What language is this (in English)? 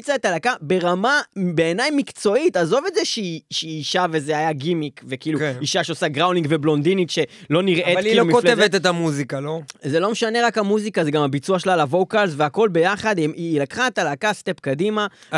Hebrew